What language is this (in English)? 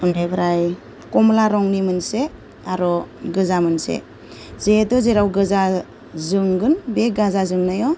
Bodo